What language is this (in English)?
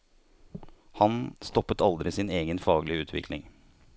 Norwegian